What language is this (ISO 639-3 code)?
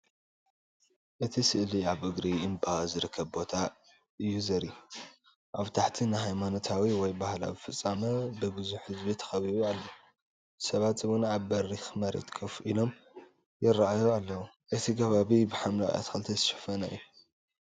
tir